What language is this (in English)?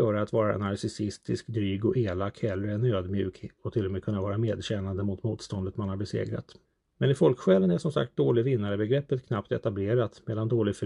Swedish